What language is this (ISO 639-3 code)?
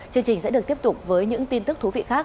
vie